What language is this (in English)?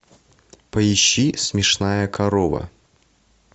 Russian